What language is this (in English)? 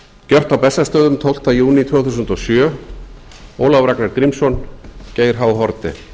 Icelandic